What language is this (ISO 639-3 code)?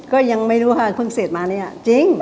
tha